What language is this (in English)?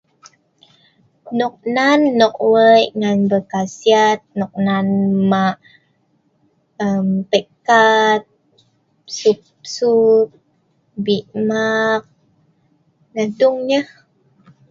Sa'ban